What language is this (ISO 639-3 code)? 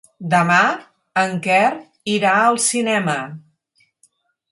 cat